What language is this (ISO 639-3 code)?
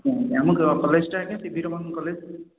ori